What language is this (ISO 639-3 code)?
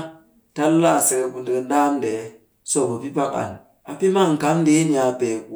cky